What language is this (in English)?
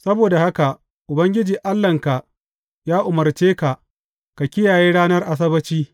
Hausa